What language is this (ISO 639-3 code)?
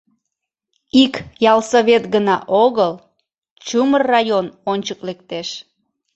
chm